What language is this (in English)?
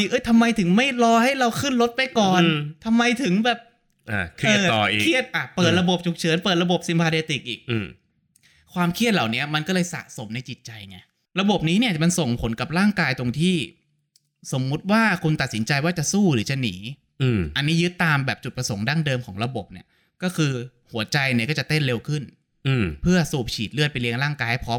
Thai